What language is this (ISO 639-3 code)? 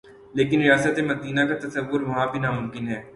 urd